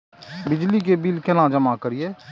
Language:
Maithili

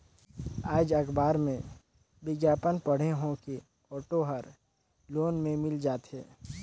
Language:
Chhattisgarhi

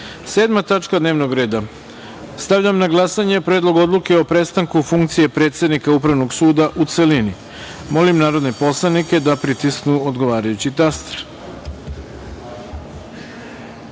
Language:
Serbian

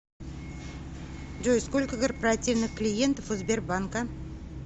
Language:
Russian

